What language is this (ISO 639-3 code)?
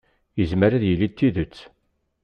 kab